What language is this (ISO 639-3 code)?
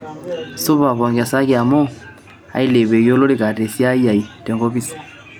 mas